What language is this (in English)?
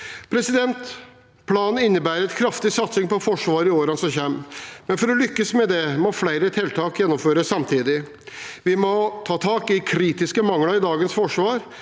Norwegian